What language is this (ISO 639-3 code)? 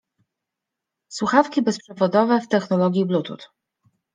pol